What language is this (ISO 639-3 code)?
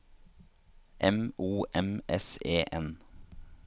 nor